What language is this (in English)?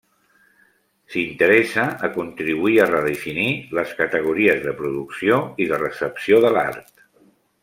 Catalan